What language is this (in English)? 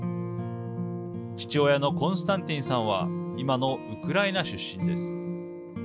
Japanese